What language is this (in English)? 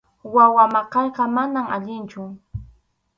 Arequipa-La Unión Quechua